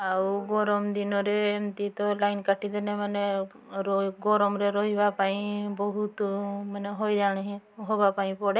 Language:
Odia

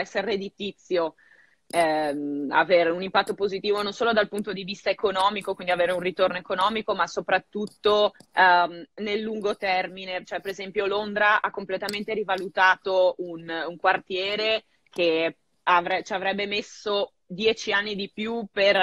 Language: Italian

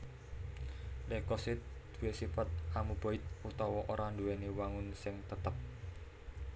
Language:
Javanese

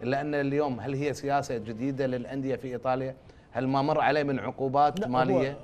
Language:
Arabic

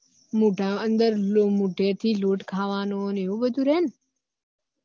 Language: Gujarati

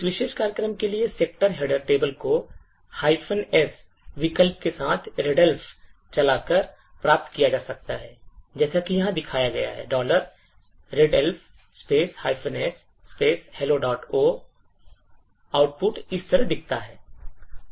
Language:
Hindi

